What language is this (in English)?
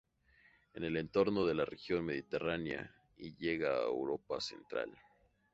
Spanish